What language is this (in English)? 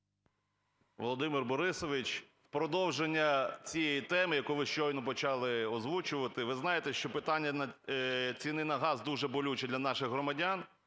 Ukrainian